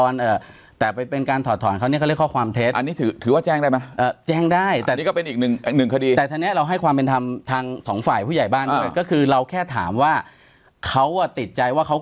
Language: Thai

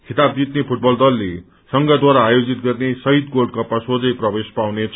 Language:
Nepali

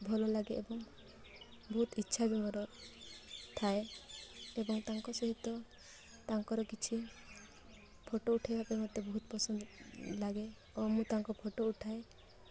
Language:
Odia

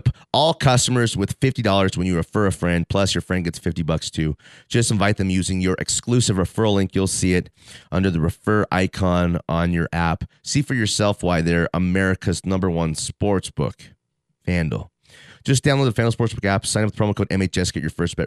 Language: English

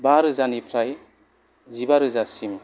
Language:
Bodo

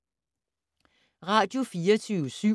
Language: Danish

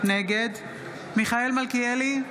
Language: Hebrew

